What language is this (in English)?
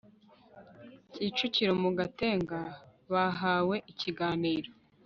Kinyarwanda